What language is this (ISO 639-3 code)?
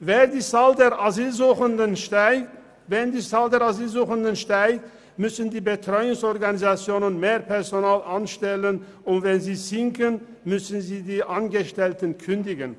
gsw